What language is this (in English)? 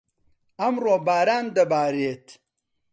Central Kurdish